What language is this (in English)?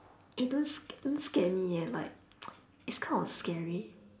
English